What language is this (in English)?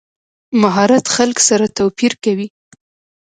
Pashto